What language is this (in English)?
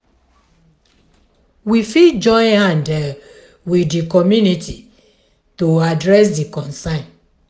Nigerian Pidgin